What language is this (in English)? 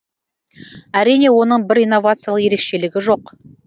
Kazakh